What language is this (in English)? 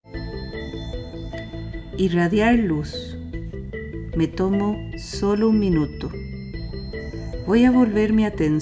Spanish